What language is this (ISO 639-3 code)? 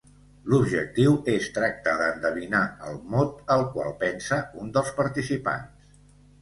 cat